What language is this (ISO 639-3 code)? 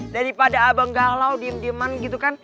ind